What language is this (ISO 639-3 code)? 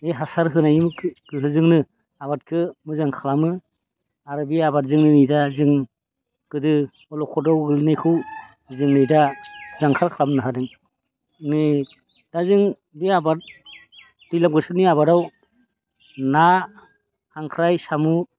brx